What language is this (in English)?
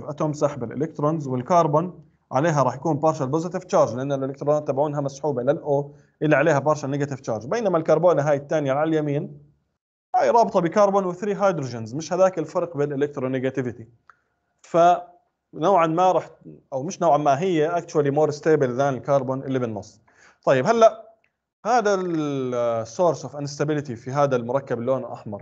Arabic